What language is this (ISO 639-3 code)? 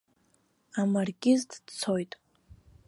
abk